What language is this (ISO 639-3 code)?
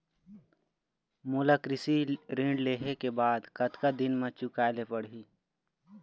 hne